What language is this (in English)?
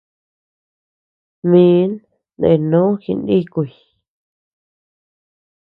Tepeuxila Cuicatec